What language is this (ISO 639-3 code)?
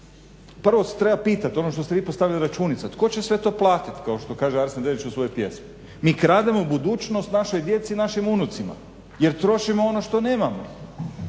hrv